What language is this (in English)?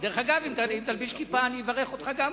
Hebrew